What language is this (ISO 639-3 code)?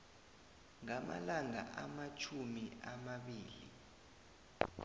nbl